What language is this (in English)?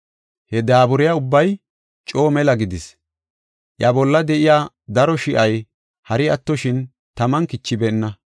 Gofa